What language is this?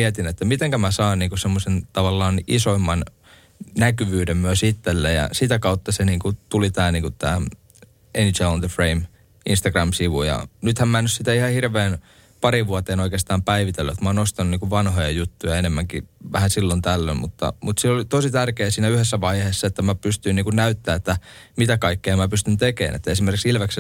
Finnish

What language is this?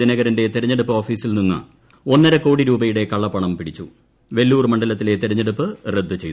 Malayalam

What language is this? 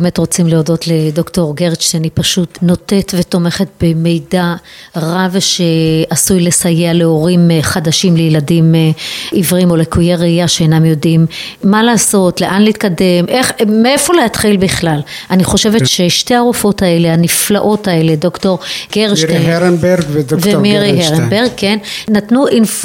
Hebrew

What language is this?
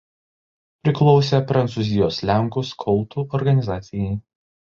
Lithuanian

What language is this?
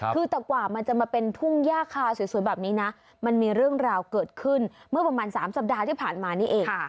Thai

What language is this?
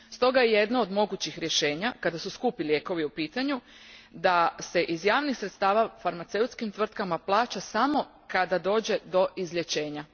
Croatian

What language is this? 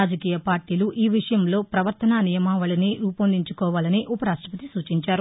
Telugu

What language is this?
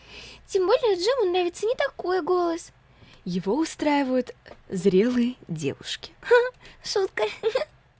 Russian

